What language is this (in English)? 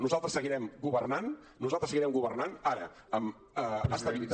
Catalan